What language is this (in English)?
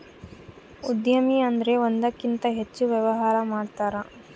Kannada